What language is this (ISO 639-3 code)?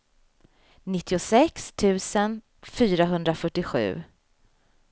swe